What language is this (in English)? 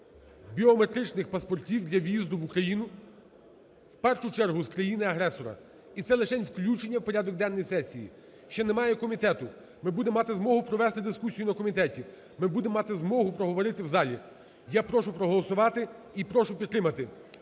Ukrainian